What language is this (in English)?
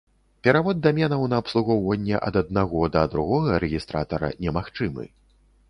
Belarusian